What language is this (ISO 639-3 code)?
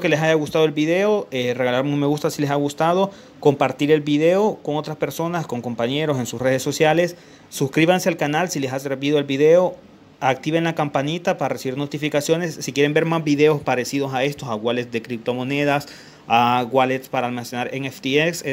spa